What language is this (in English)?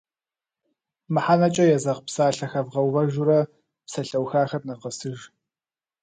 Kabardian